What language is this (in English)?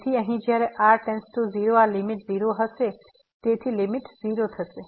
Gujarati